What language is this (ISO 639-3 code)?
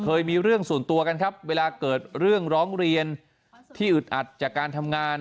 tha